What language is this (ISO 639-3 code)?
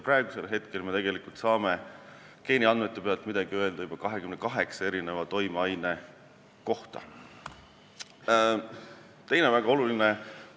est